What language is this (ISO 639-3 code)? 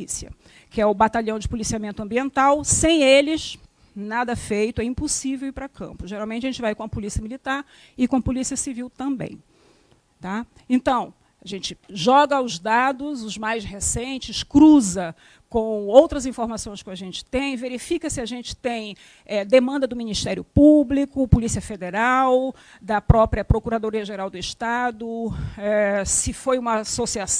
por